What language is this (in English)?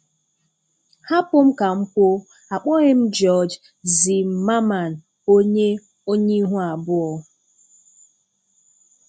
Igbo